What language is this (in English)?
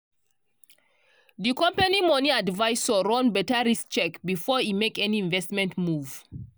Nigerian Pidgin